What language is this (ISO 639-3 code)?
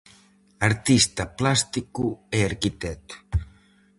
glg